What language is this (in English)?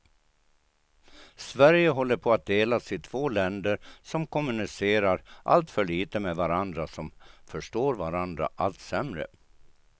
Swedish